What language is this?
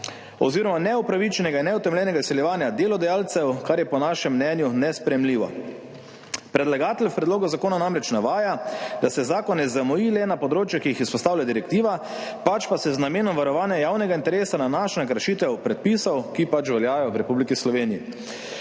Slovenian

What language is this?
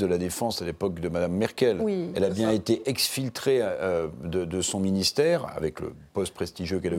French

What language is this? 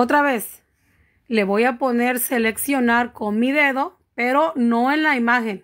Spanish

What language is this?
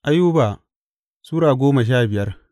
Hausa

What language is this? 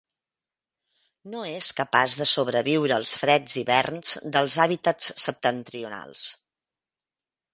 Catalan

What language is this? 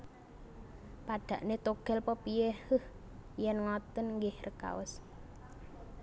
Javanese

